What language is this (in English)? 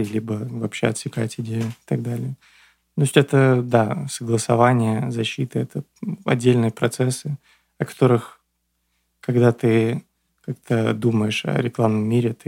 Russian